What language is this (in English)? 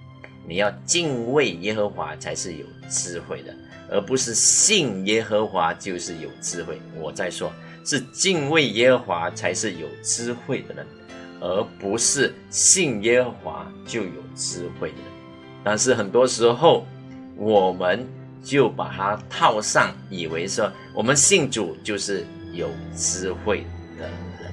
Chinese